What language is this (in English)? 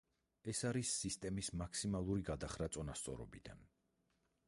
Georgian